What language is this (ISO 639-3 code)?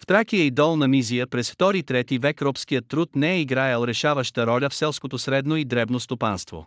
bul